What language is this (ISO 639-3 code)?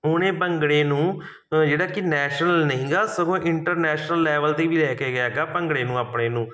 pan